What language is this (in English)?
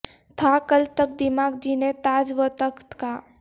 Urdu